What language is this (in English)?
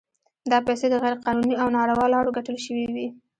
Pashto